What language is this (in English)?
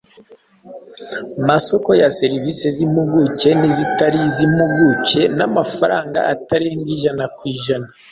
Kinyarwanda